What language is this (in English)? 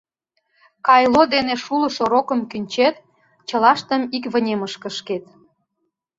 Mari